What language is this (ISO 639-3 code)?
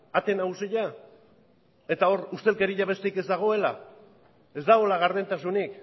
eus